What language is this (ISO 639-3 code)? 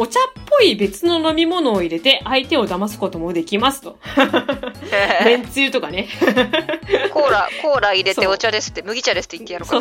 jpn